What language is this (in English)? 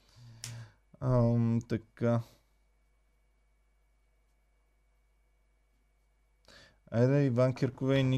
Bulgarian